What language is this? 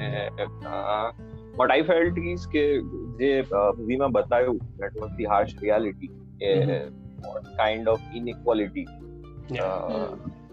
Gujarati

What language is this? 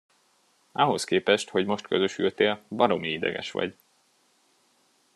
Hungarian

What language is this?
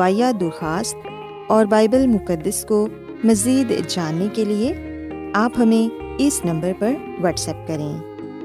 Urdu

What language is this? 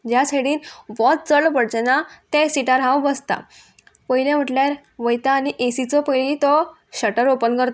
Konkani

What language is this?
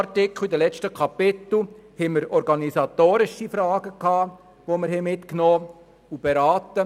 Swiss German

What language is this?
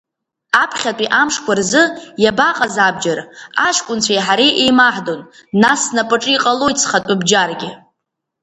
Abkhazian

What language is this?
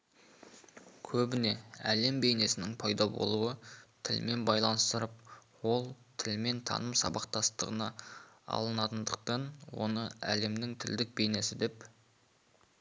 Kazakh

